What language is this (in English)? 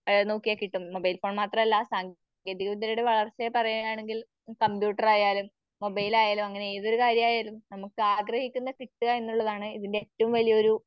Malayalam